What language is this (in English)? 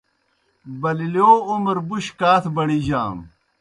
Kohistani Shina